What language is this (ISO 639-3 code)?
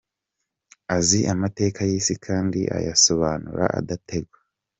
kin